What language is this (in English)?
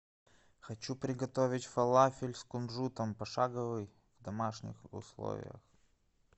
Russian